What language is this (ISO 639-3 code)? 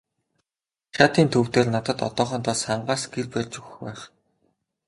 mon